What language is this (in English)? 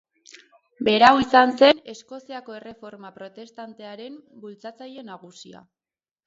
Basque